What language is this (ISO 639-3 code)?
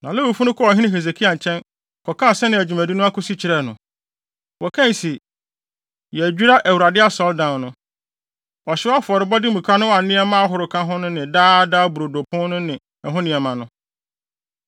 aka